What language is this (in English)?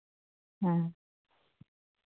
Santali